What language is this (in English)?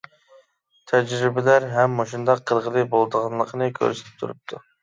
Uyghur